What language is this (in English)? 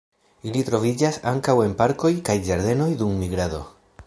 Esperanto